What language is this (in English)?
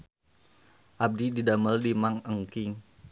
Sundanese